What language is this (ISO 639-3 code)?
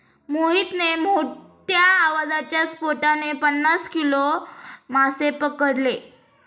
mar